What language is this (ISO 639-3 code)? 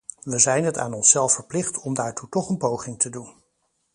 nld